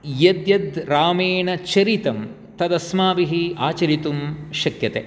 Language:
Sanskrit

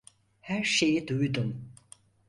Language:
Turkish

